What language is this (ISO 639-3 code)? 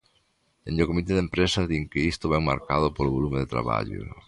glg